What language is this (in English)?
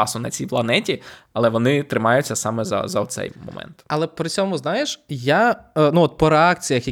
Ukrainian